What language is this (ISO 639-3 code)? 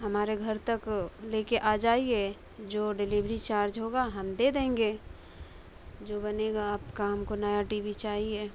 urd